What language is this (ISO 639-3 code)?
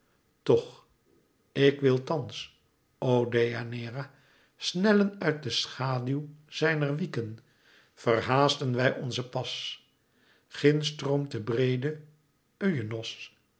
nld